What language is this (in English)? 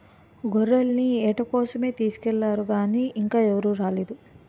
Telugu